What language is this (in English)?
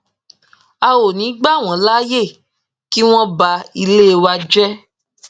Yoruba